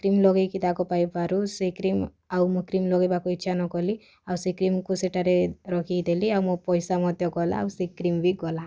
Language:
Odia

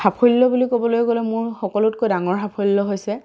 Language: Assamese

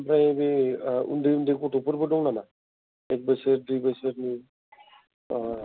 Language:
Bodo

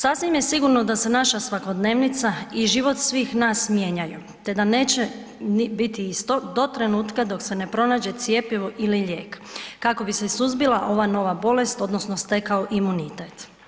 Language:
Croatian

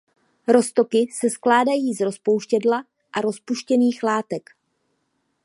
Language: Czech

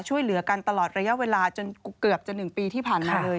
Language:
Thai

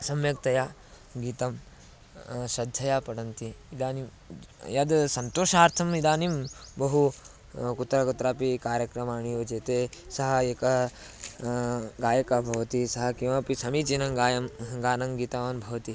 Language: Sanskrit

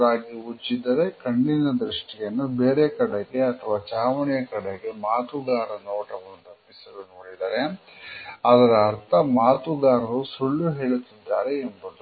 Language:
Kannada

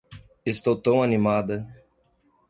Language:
Portuguese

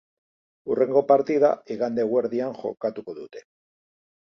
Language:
Basque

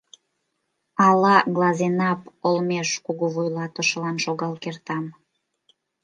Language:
Mari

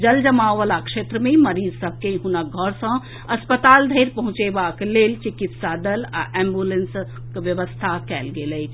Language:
Maithili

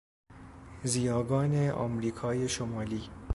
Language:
Persian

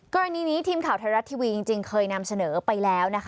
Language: Thai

